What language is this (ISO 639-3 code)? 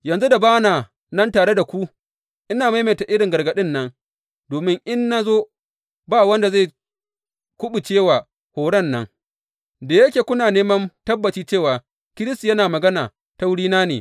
hau